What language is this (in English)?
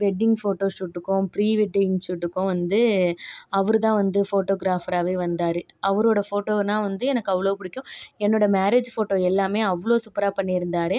Tamil